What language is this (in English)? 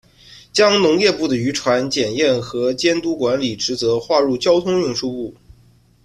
Chinese